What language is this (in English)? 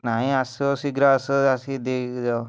Odia